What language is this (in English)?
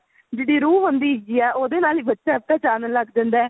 Punjabi